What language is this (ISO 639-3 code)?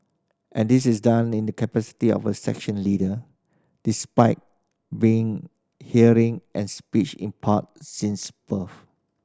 eng